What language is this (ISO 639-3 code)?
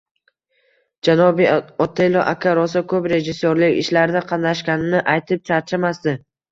uzb